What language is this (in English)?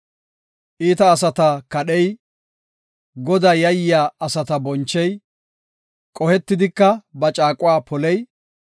Gofa